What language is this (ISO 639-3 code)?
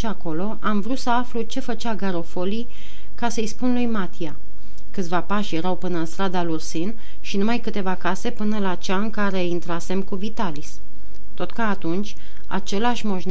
ron